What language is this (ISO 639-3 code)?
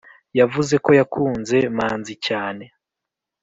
kin